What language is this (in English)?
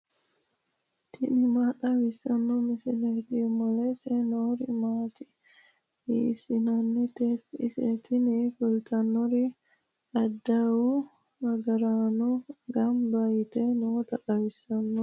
Sidamo